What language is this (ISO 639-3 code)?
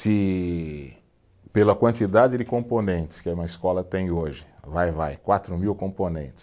por